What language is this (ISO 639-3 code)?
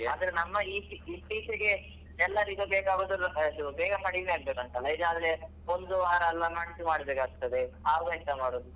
kan